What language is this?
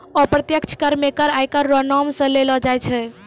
Maithili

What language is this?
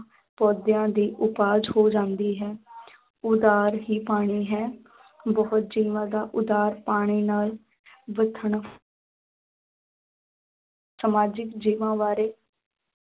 Punjabi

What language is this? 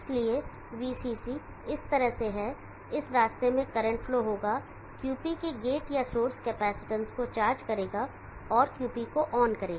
Hindi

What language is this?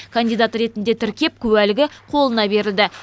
Kazakh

